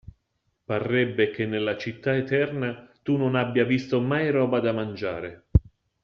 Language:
Italian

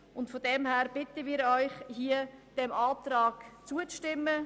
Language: Swiss German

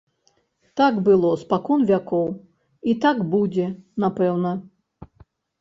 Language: Belarusian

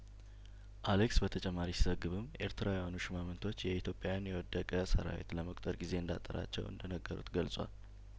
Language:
Amharic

